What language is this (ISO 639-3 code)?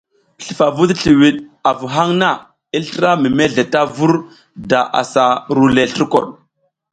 giz